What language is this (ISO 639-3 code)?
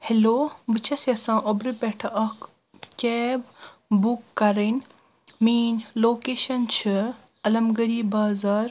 kas